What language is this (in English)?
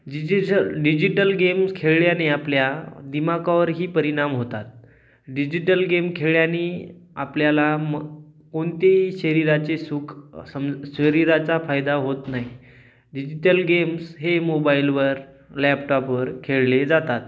Marathi